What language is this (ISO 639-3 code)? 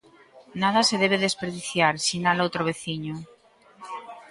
glg